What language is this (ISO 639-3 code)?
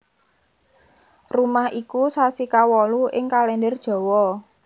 jav